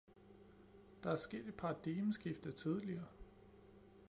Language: Danish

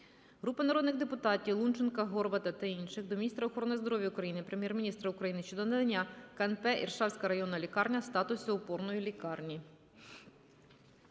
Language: Ukrainian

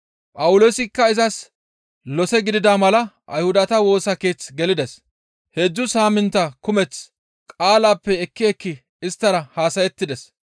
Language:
Gamo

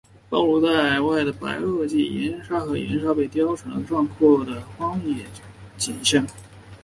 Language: Chinese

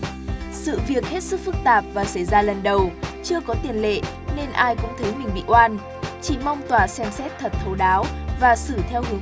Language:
Vietnamese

